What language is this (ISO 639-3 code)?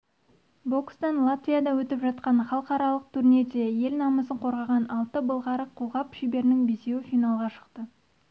kaz